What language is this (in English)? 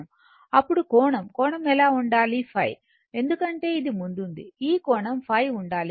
Telugu